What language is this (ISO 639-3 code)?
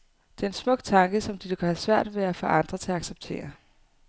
dan